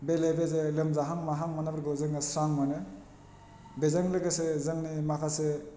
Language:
Bodo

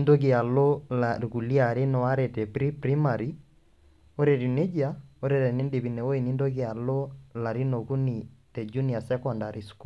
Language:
Masai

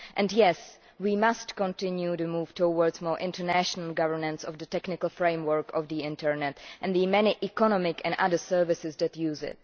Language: English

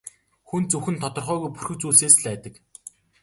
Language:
Mongolian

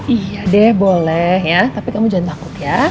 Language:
Indonesian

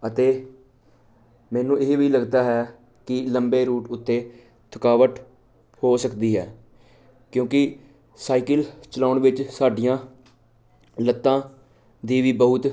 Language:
Punjabi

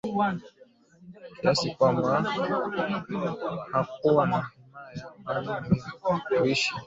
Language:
Swahili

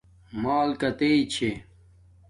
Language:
Domaaki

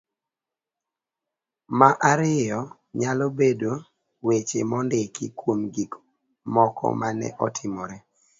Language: Luo (Kenya and Tanzania)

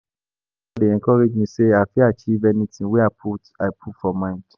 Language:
Nigerian Pidgin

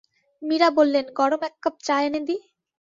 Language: Bangla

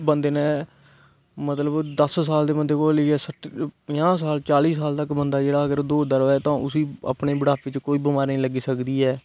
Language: Dogri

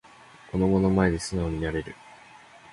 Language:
Japanese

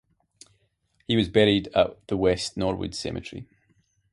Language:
English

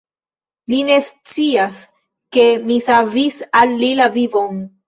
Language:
Esperanto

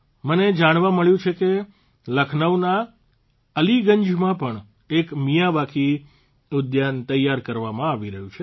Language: Gujarati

